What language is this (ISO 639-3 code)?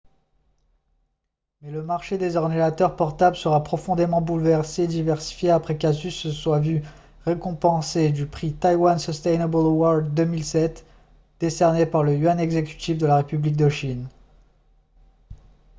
fra